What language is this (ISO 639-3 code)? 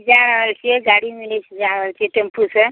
mai